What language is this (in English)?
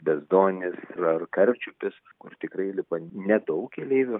Lithuanian